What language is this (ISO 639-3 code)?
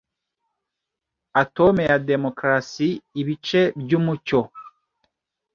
kin